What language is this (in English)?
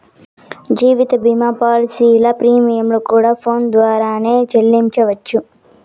Telugu